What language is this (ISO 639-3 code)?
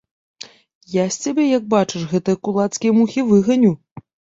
bel